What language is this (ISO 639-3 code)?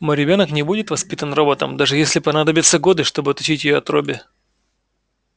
rus